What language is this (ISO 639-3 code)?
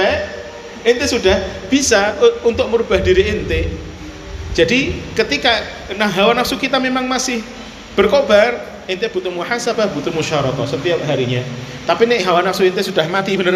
ind